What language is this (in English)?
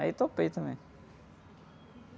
Portuguese